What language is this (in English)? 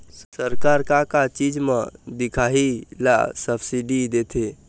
Chhattisgarhi